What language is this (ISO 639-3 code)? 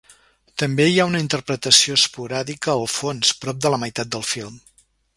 cat